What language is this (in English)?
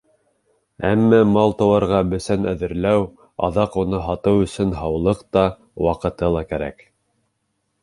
Bashkir